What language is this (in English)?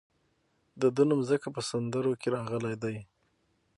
Pashto